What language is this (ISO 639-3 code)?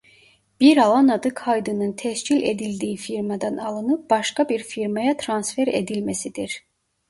tur